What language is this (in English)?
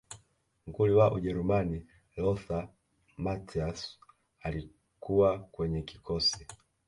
Swahili